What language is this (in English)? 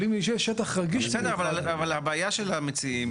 Hebrew